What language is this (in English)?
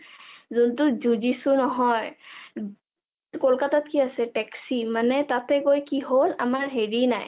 Assamese